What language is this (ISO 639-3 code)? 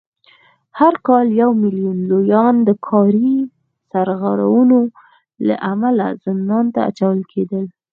pus